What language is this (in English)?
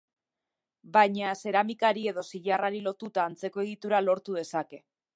Basque